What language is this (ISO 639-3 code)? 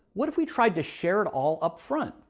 eng